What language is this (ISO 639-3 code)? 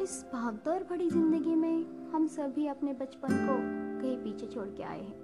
hin